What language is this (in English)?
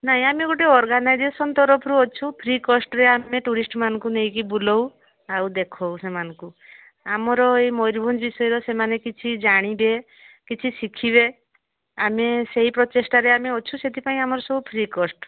Odia